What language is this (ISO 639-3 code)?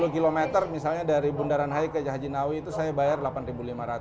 ind